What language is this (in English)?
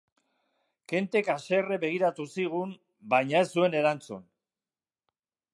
Basque